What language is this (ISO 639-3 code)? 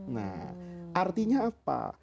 ind